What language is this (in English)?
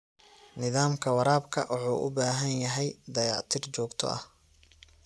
Somali